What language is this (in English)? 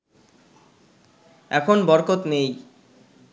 Bangla